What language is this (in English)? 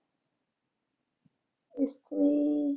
Punjabi